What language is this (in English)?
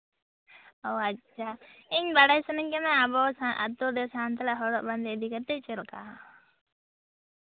Santali